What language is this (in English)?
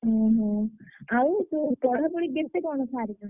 Odia